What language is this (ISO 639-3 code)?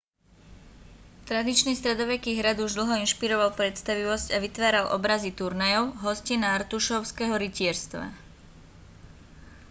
slk